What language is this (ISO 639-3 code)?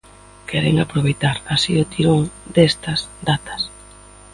glg